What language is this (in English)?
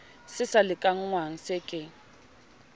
Southern Sotho